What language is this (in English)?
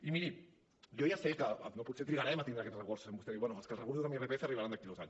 Catalan